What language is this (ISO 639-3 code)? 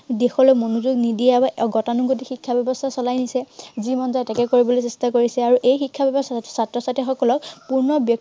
asm